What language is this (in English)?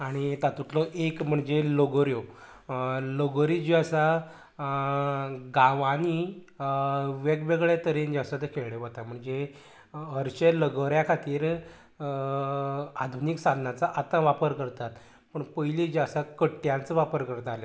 Konkani